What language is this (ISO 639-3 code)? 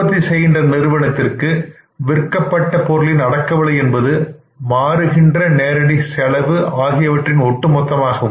tam